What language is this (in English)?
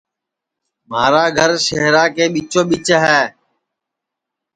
Sansi